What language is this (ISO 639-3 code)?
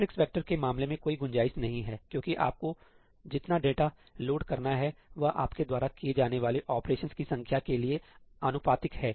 hin